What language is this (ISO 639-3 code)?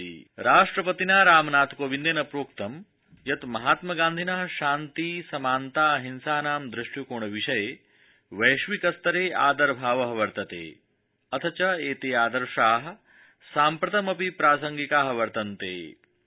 san